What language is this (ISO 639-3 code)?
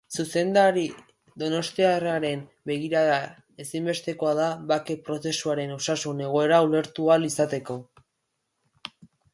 eus